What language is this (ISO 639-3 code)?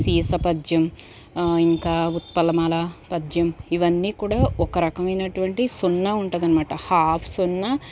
tel